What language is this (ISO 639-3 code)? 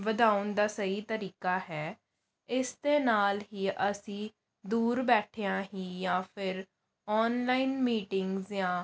pan